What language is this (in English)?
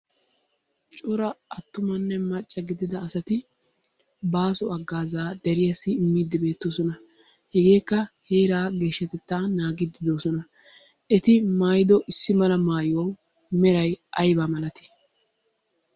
Wolaytta